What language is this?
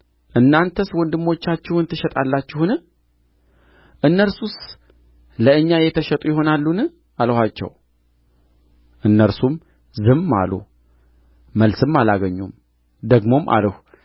Amharic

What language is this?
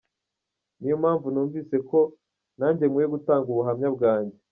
Kinyarwanda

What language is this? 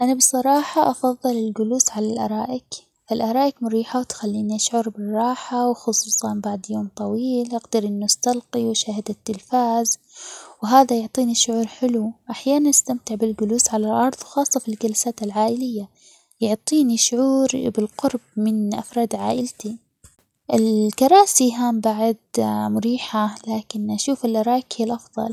Omani Arabic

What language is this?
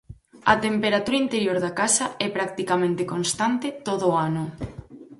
Galician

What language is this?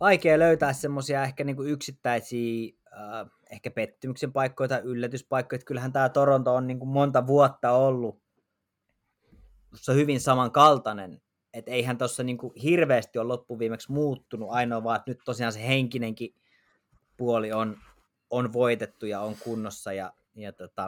Finnish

